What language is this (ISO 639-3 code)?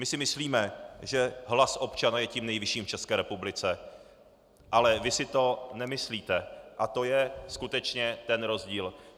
ces